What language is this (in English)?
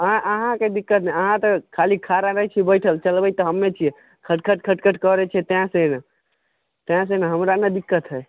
Maithili